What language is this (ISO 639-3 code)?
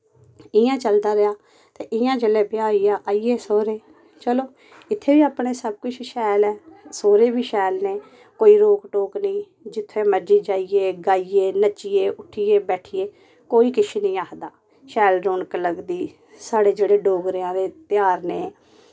doi